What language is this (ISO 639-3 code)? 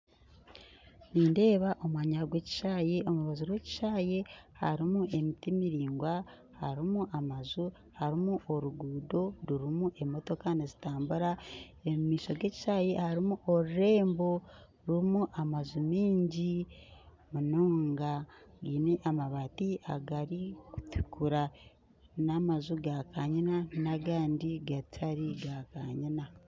nyn